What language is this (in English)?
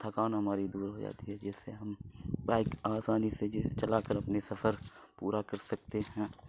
Urdu